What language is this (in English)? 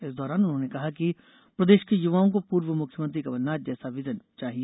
Hindi